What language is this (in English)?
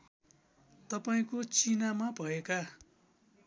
Nepali